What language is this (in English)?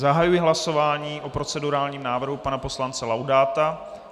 Czech